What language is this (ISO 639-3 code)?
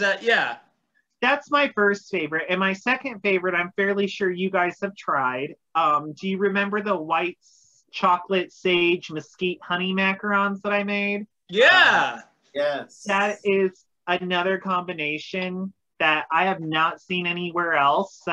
eng